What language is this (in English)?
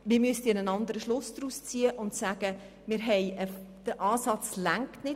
Swiss German